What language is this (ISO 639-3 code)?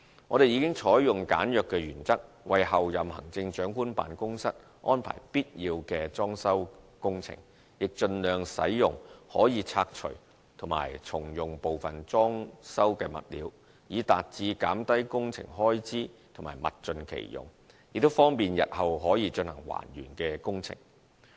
yue